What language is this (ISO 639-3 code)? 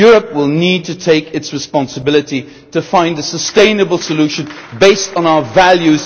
eng